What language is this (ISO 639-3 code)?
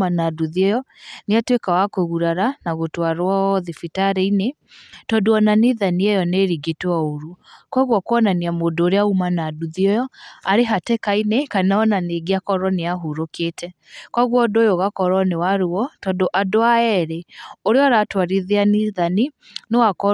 kik